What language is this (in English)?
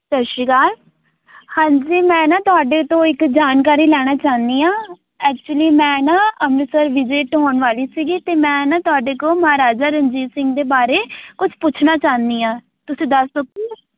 Punjabi